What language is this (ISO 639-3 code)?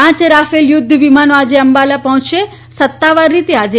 guj